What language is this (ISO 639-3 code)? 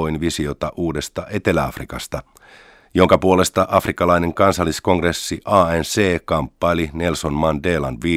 fin